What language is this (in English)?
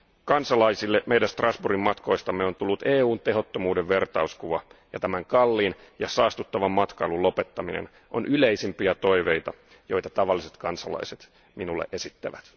Finnish